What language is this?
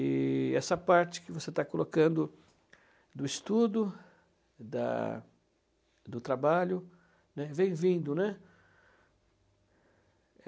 Portuguese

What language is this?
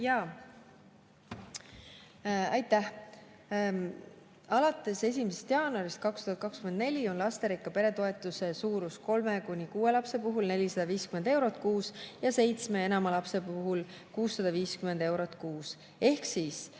Estonian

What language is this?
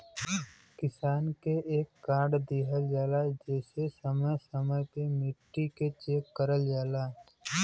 Bhojpuri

